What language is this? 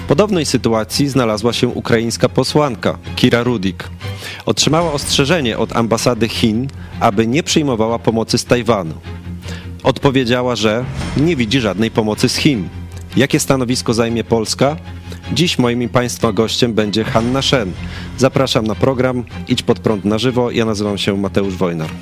Polish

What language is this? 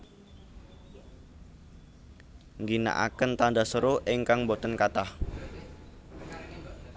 Javanese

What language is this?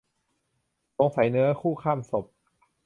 Thai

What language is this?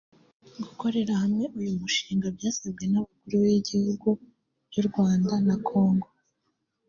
Kinyarwanda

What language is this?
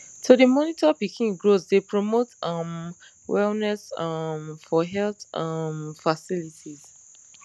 Nigerian Pidgin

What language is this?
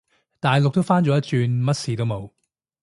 Cantonese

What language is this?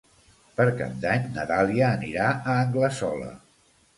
Catalan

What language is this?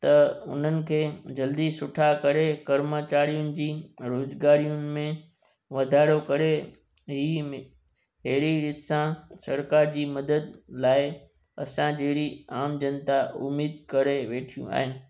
Sindhi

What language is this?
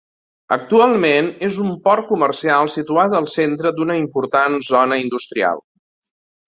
Catalan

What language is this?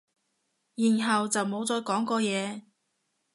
Cantonese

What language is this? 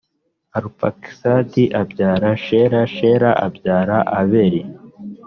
Kinyarwanda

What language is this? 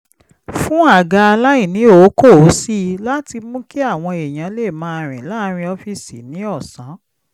Yoruba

